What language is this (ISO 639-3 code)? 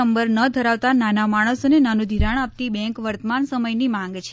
guj